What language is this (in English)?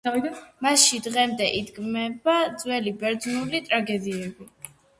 Georgian